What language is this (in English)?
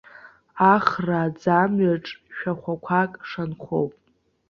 Abkhazian